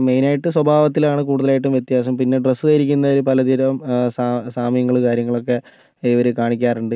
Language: Malayalam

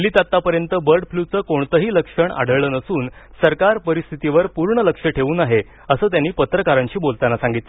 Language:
Marathi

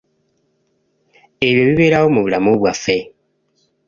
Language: Ganda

